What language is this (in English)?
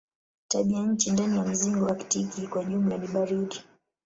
Swahili